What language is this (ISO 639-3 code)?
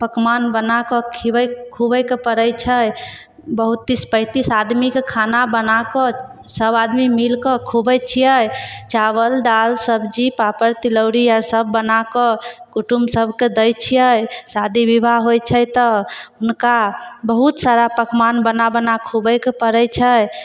mai